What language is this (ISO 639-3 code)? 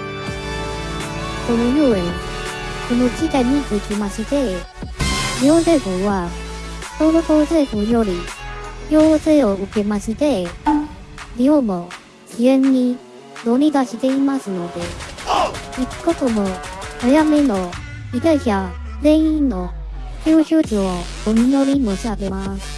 jpn